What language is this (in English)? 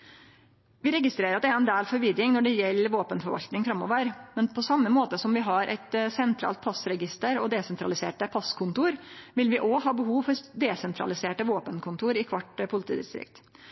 Norwegian Nynorsk